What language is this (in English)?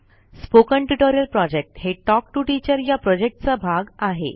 Marathi